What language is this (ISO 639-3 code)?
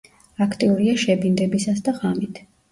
kat